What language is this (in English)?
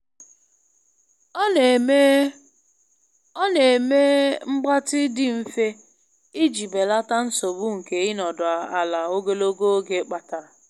Igbo